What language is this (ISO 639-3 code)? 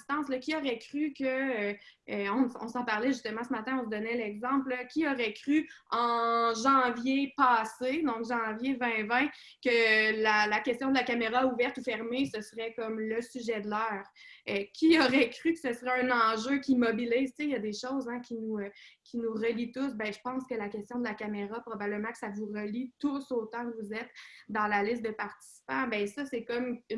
fra